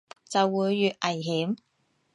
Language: Cantonese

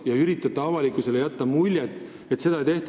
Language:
Estonian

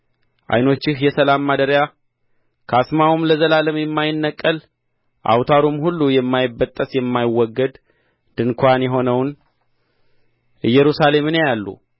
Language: Amharic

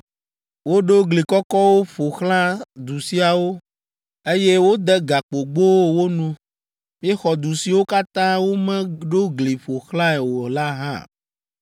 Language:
Ewe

